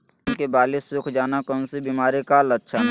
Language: Magahi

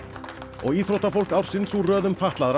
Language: Icelandic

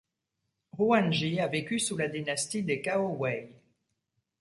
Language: French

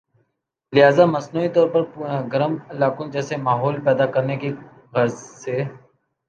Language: Urdu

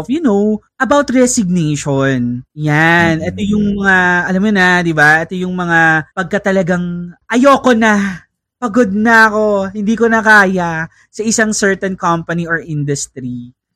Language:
Filipino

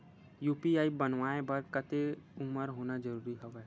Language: Chhattisgarhi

